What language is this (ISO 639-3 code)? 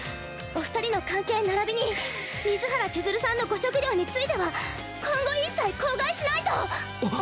jpn